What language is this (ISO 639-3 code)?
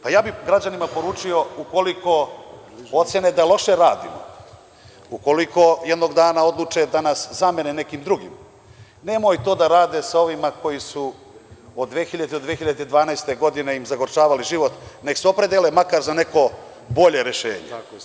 srp